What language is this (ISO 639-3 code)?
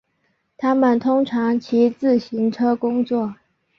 zho